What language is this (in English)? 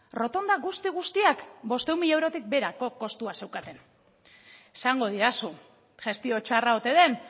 Basque